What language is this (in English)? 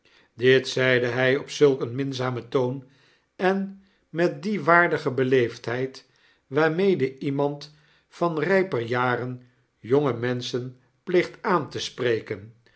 Dutch